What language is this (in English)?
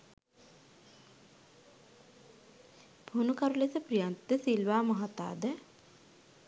Sinhala